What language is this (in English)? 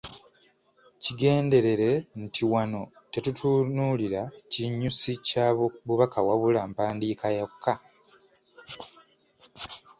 Ganda